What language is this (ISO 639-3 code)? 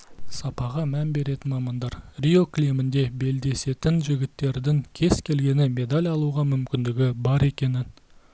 kaz